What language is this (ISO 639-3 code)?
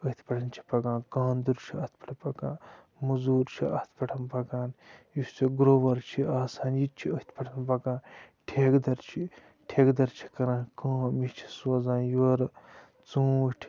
kas